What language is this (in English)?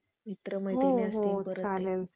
Marathi